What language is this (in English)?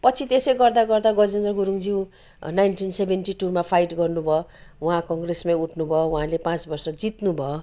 Nepali